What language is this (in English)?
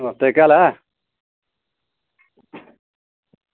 Dogri